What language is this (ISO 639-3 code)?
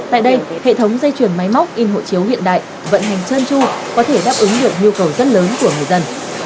vie